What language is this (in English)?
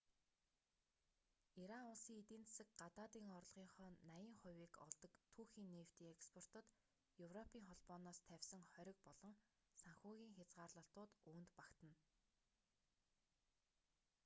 Mongolian